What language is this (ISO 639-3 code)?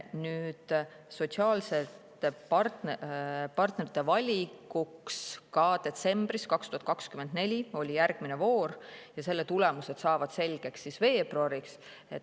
est